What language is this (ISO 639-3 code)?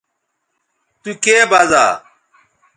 btv